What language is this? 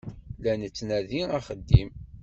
Kabyle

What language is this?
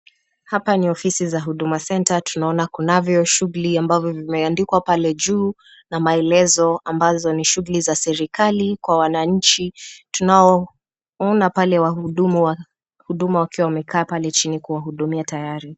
Swahili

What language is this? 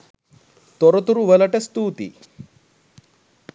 Sinhala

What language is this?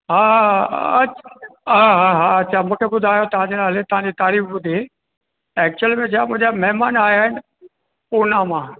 Sindhi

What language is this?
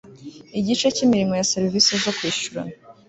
Kinyarwanda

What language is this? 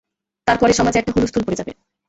Bangla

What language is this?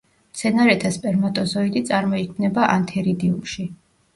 Georgian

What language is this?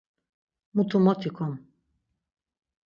Laz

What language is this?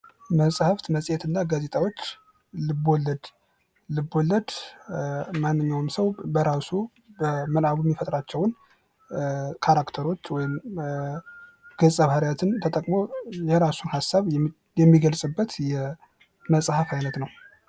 Amharic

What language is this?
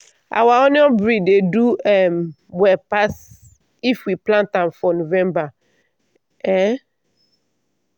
Nigerian Pidgin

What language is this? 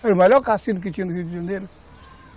Portuguese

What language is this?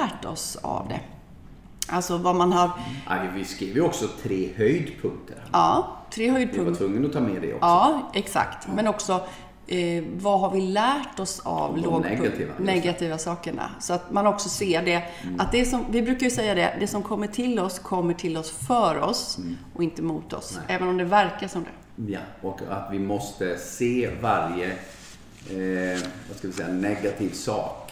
Swedish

